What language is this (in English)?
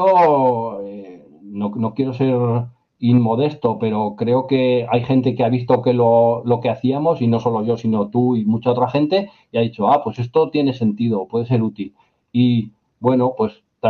Spanish